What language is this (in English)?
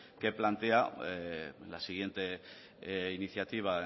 Spanish